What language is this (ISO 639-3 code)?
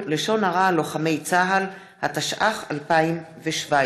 heb